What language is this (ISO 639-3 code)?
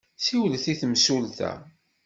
kab